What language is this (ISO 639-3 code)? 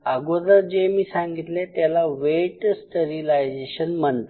mar